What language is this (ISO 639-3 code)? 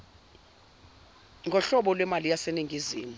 zul